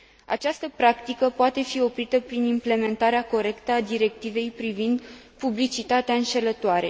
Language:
Romanian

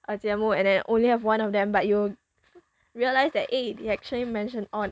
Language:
English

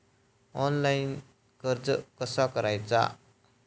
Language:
Marathi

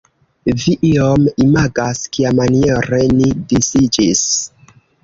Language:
Esperanto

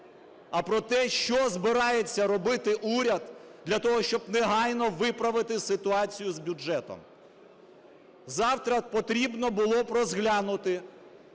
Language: Ukrainian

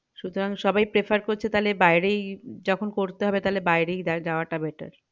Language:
Bangla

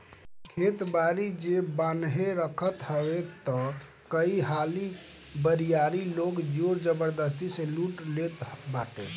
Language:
Bhojpuri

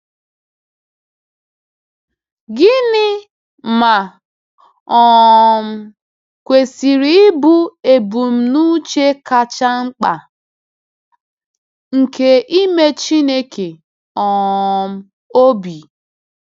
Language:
Igbo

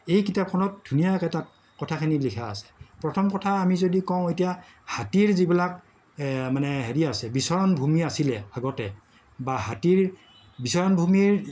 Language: Assamese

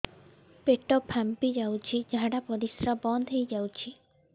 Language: Odia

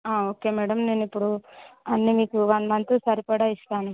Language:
Telugu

